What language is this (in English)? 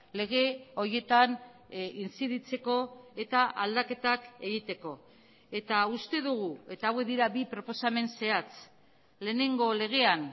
Basque